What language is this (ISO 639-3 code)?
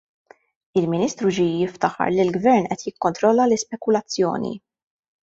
mlt